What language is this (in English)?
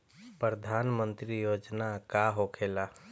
Bhojpuri